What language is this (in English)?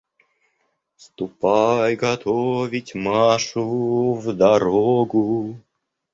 Russian